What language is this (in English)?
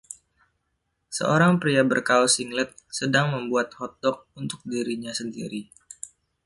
Indonesian